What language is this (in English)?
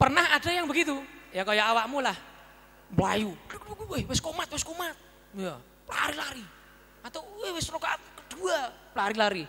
Indonesian